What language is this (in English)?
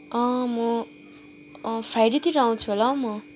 Nepali